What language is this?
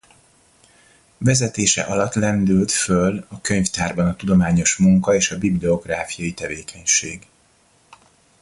Hungarian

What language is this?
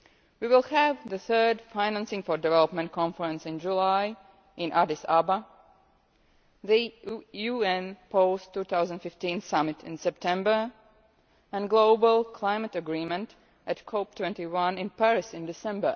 English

